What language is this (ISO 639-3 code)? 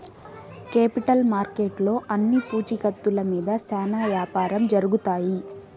tel